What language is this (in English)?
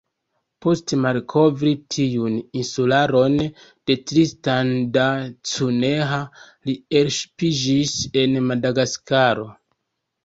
Esperanto